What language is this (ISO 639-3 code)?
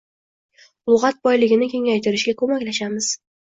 uzb